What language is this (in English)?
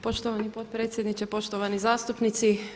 Croatian